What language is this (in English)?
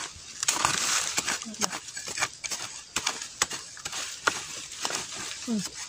Thai